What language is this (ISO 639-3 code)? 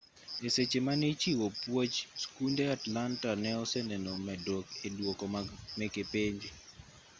luo